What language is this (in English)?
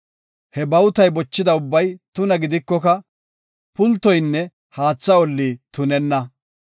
Gofa